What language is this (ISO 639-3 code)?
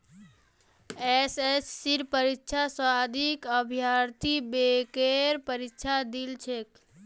mag